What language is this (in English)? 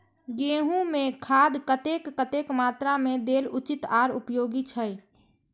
Maithili